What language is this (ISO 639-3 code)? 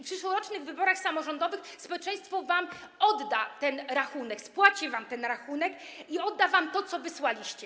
pol